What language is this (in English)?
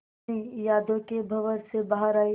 Hindi